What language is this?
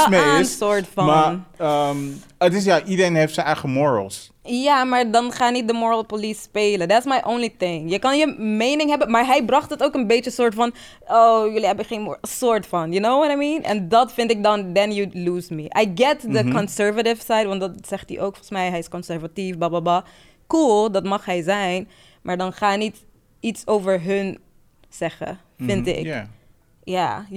Dutch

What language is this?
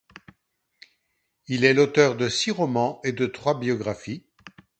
French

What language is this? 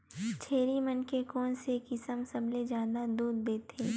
Chhattisgarhi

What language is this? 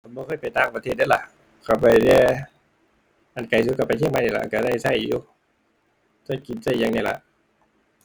Thai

